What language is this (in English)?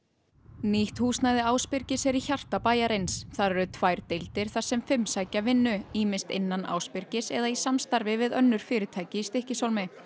Icelandic